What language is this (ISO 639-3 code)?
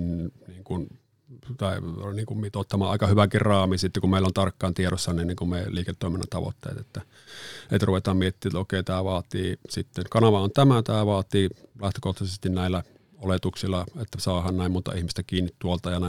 fin